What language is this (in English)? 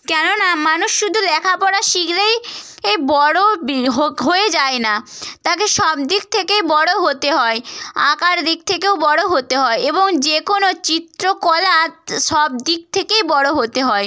Bangla